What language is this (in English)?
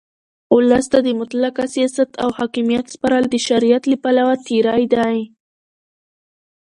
Pashto